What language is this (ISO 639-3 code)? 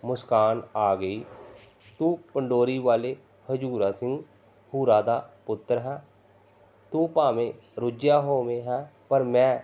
pan